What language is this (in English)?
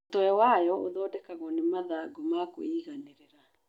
Kikuyu